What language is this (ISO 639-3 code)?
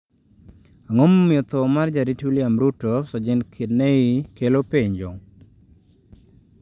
luo